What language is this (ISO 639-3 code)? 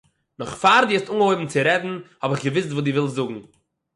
yid